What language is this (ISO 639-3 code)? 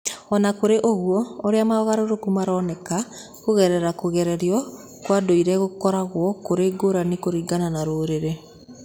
kik